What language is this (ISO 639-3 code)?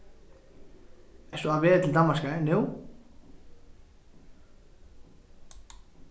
fao